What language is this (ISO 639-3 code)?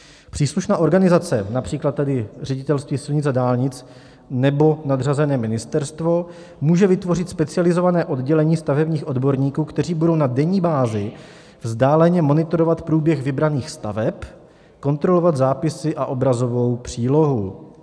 ces